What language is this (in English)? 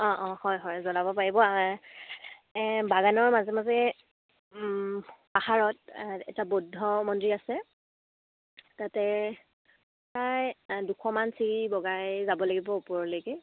Assamese